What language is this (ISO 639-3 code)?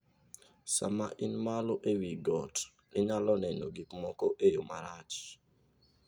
luo